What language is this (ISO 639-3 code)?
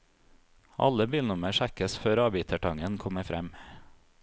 nor